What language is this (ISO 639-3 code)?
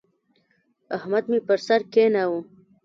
pus